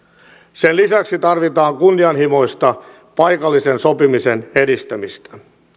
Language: Finnish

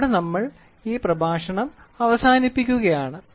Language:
Malayalam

